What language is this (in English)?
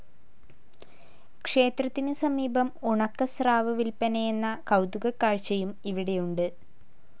Malayalam